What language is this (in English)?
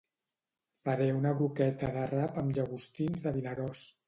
Catalan